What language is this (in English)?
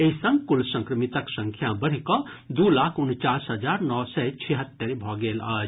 Maithili